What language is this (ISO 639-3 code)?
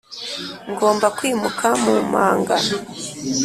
kin